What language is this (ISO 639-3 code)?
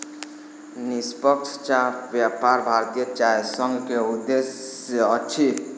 mai